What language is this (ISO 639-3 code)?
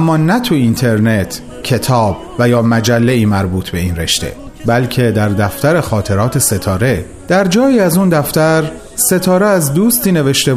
fas